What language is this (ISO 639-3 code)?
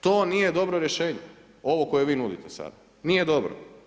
hrv